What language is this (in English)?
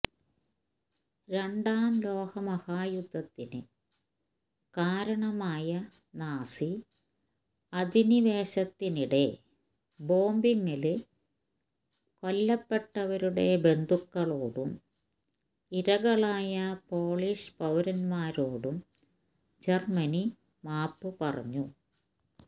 Malayalam